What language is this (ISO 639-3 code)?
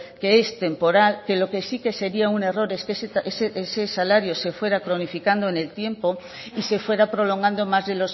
spa